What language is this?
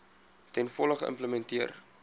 Afrikaans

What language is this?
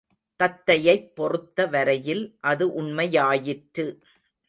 Tamil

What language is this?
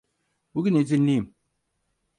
Turkish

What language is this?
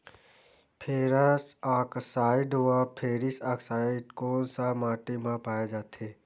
Chhattisgarhi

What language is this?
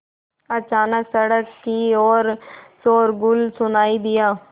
Hindi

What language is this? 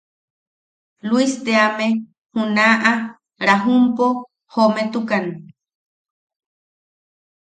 Yaqui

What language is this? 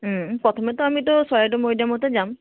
Assamese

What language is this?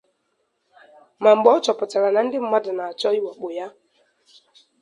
Igbo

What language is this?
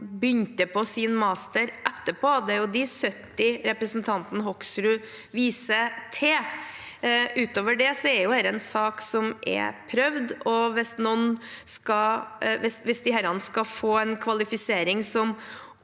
Norwegian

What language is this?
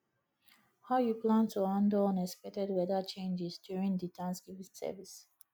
Nigerian Pidgin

